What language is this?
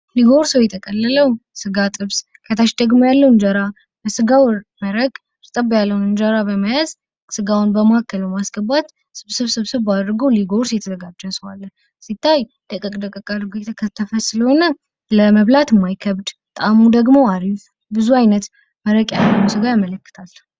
Amharic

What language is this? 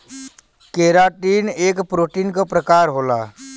Bhojpuri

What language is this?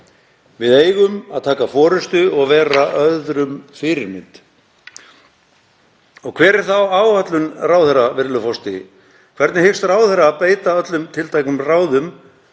Icelandic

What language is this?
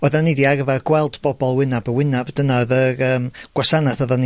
Welsh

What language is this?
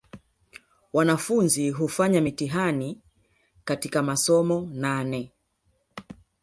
Swahili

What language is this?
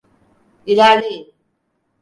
Turkish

